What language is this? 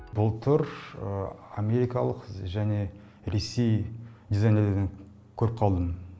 Kazakh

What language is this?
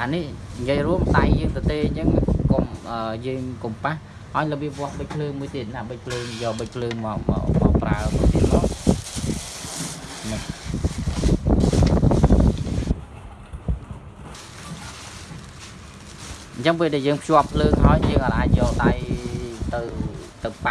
Vietnamese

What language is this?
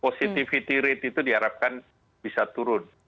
Indonesian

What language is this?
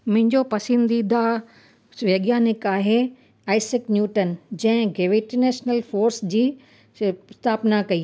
Sindhi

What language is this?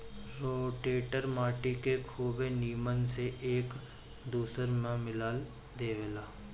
Bhojpuri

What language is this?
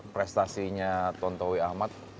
Indonesian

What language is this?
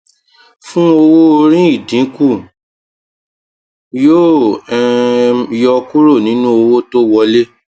Yoruba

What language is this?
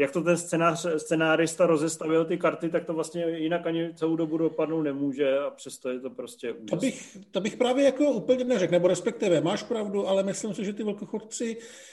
Czech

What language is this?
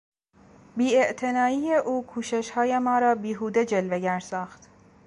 Persian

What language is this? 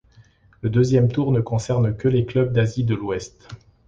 French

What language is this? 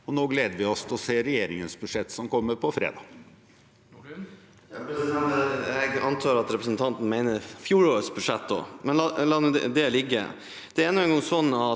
Norwegian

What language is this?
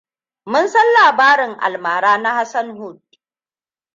Hausa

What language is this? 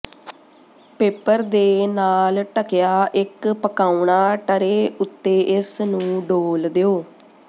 Punjabi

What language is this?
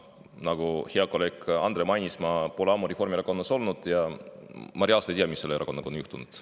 Estonian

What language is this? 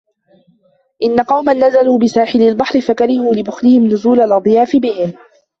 Arabic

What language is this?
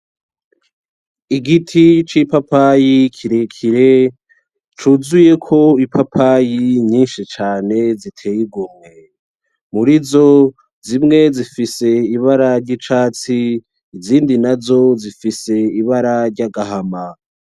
Rundi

